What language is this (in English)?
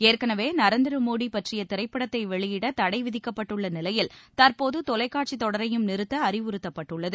Tamil